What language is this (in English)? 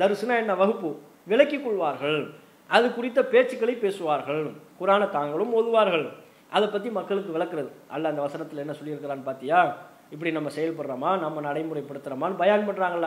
Indonesian